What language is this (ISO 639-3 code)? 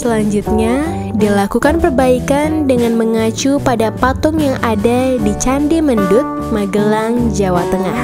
ind